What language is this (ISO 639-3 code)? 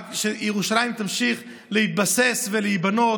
heb